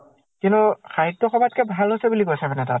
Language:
Assamese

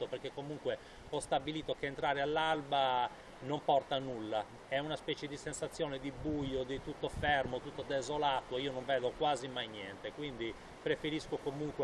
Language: Italian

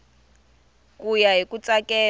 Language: Tsonga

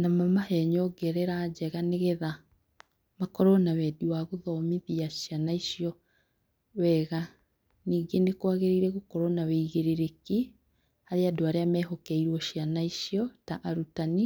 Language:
Kikuyu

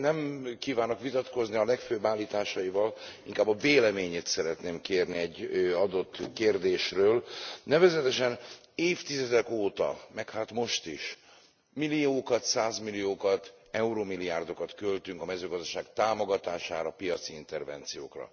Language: Hungarian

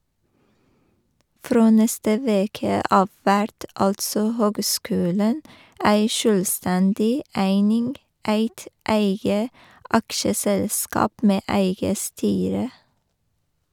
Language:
Norwegian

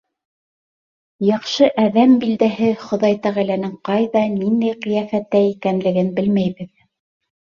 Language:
Bashkir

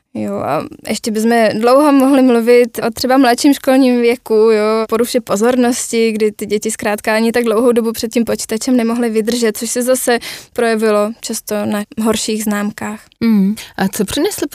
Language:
Czech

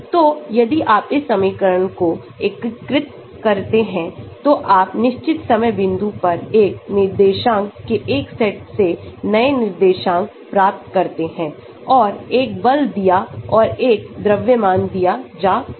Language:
Hindi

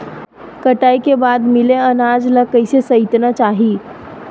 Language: Chhattisgarhi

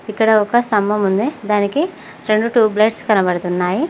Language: Telugu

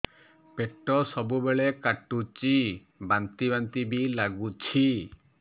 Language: Odia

